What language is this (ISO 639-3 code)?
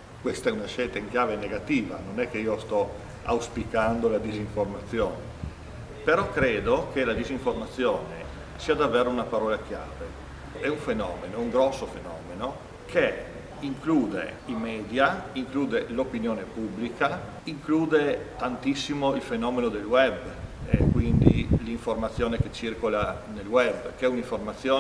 ita